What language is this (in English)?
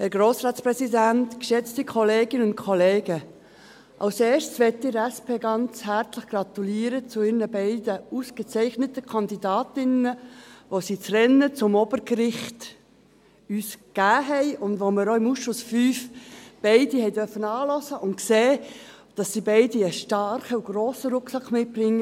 Swiss German